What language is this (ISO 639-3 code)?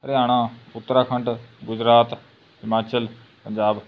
pan